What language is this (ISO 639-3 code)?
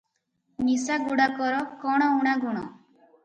ori